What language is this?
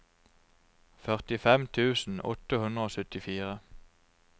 Norwegian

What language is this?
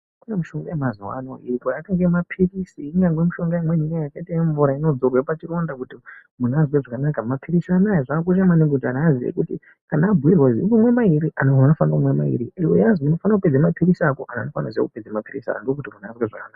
Ndau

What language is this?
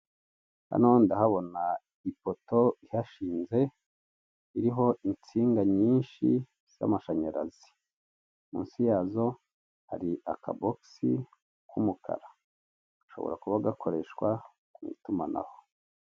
Kinyarwanda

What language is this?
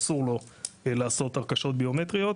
Hebrew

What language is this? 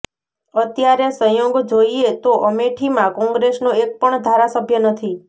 Gujarati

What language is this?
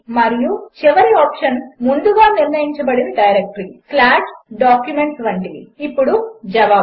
Telugu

